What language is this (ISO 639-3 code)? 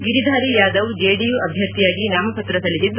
kan